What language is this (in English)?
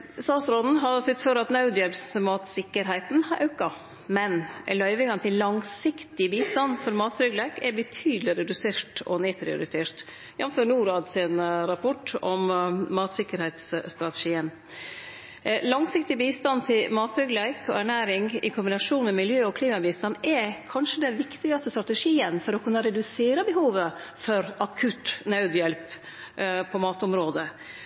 Norwegian Nynorsk